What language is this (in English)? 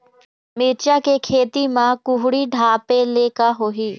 Chhattisgarhi